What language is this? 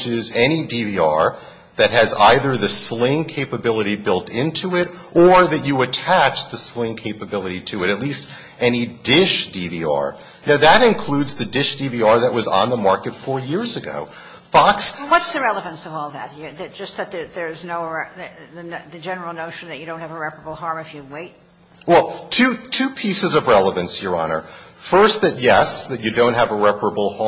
English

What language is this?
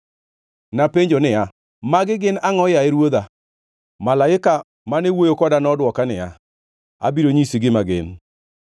Luo (Kenya and Tanzania)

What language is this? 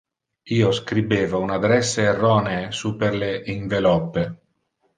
Interlingua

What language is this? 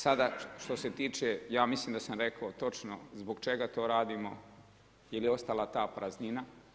Croatian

